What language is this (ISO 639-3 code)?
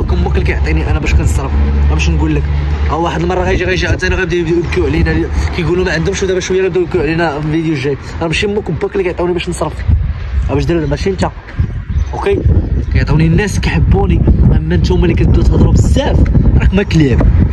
ara